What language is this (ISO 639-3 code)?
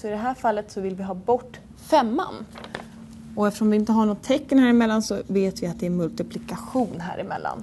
swe